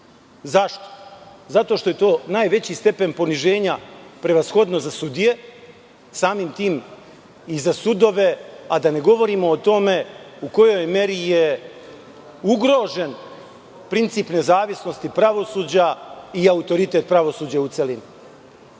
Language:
Serbian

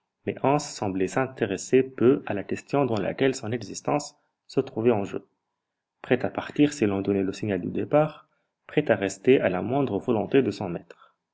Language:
French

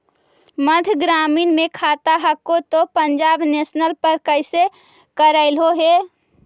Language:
Magahi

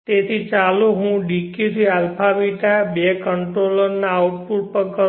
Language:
Gujarati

